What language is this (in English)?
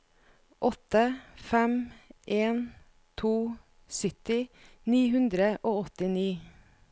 Norwegian